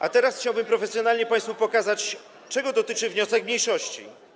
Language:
Polish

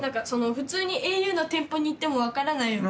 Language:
Japanese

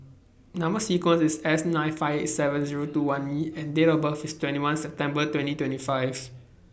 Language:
English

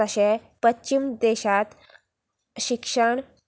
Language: Konkani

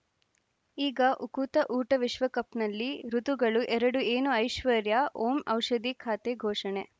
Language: Kannada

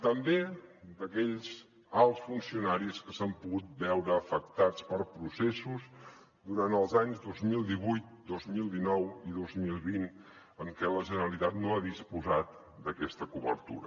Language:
Catalan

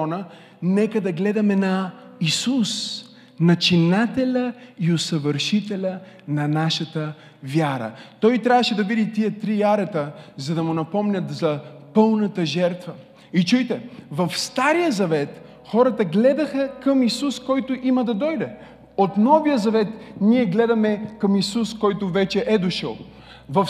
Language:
Bulgarian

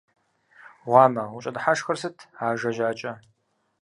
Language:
Kabardian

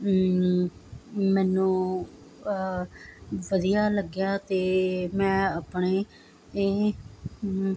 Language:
Punjabi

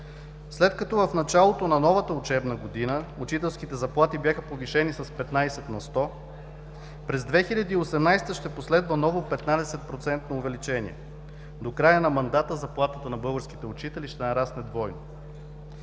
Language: Bulgarian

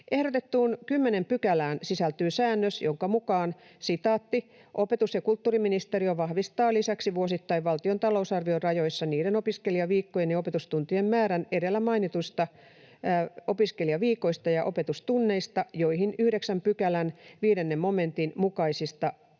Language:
Finnish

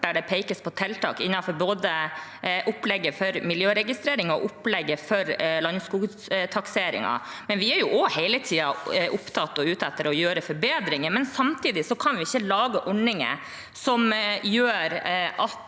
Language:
Norwegian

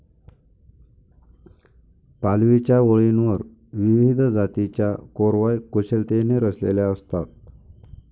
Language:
Marathi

